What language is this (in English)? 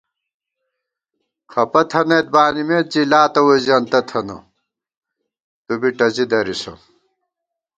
Gawar-Bati